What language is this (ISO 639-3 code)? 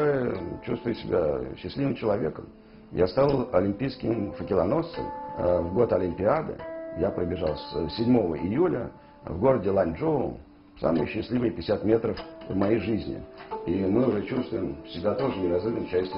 rus